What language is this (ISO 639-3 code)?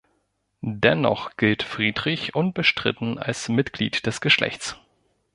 deu